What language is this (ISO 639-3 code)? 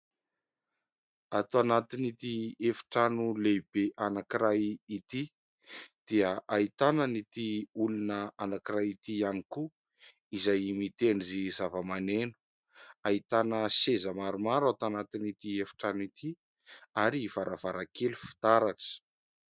mlg